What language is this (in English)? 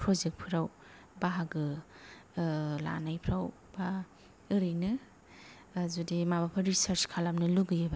Bodo